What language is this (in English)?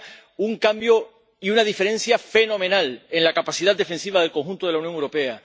Spanish